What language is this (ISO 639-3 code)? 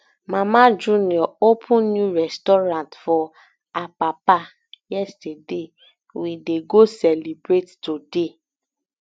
pcm